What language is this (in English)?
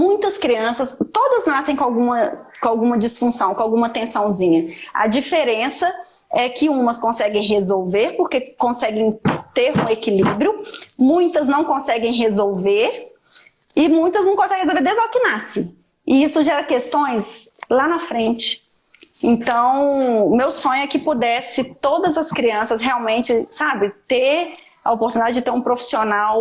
Portuguese